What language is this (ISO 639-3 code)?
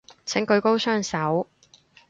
yue